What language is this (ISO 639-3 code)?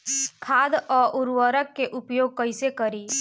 bho